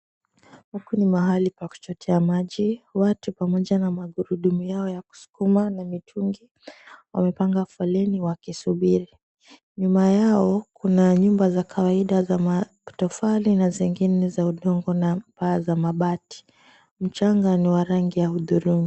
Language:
Swahili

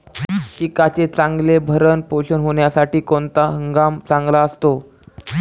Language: Marathi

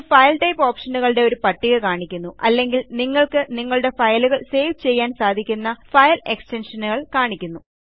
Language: Malayalam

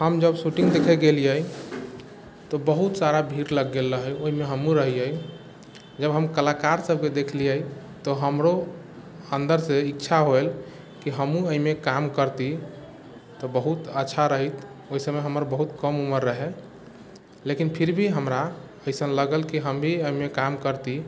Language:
Maithili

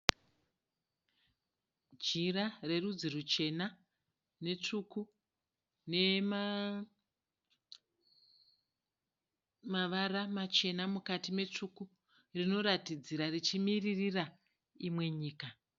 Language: Shona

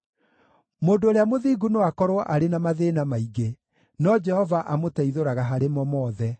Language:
Kikuyu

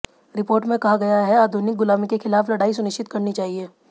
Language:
Hindi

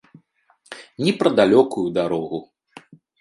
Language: Belarusian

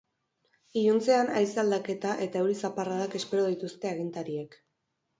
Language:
Basque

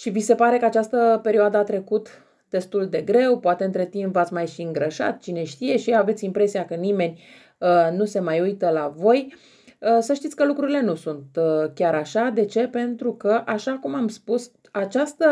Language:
Romanian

